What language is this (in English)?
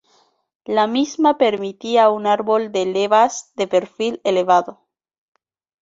Spanish